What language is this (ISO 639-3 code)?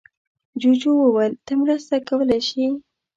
pus